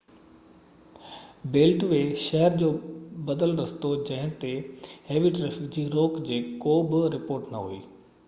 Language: Sindhi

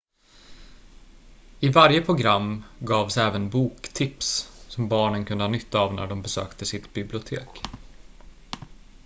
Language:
Swedish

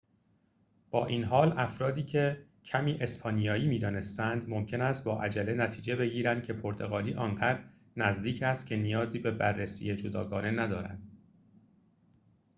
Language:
Persian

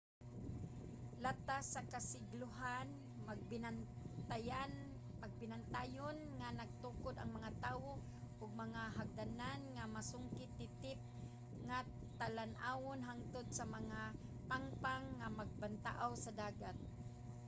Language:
Cebuano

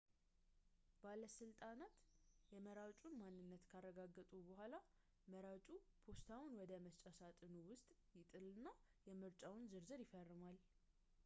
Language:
Amharic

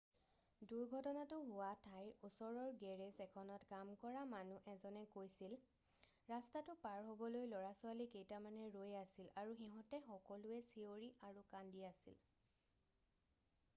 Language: Assamese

